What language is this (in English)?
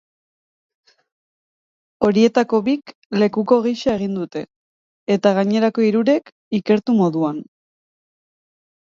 Basque